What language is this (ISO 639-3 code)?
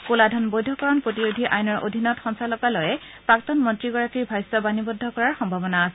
asm